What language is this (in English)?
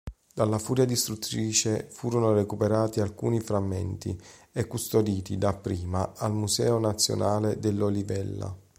Italian